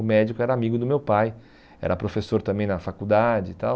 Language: Portuguese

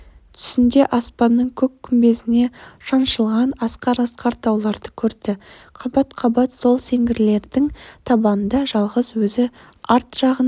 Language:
Kazakh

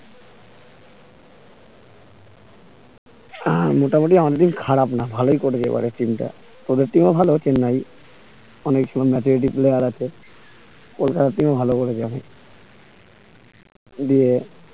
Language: Bangla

